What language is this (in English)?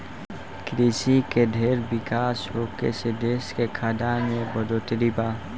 Bhojpuri